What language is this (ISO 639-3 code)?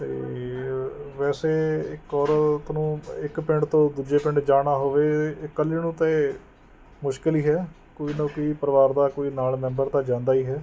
pan